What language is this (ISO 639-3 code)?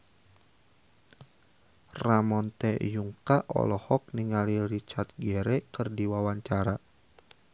sun